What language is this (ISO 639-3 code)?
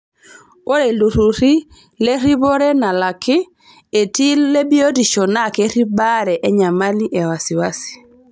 mas